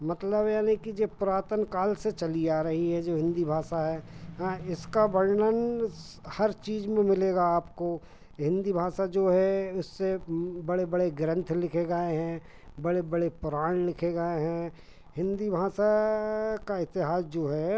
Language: Hindi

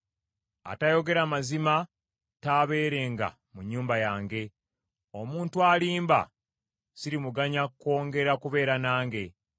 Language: Ganda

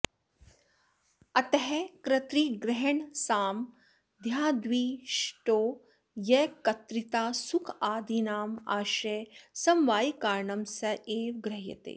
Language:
Sanskrit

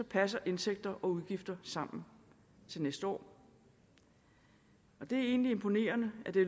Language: Danish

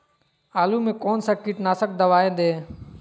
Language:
Magahi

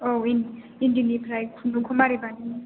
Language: Bodo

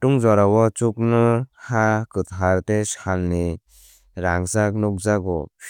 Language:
Kok Borok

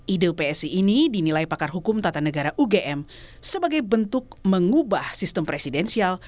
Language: Indonesian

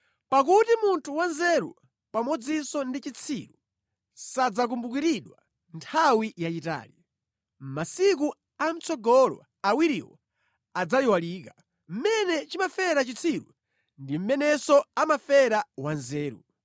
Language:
Nyanja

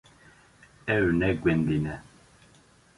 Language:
Kurdish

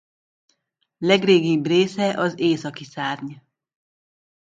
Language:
Hungarian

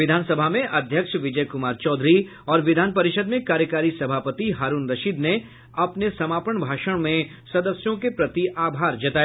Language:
Hindi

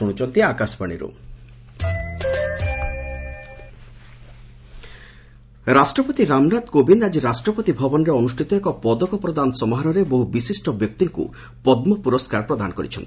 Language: Odia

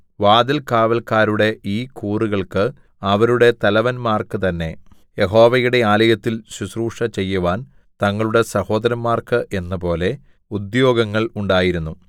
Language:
Malayalam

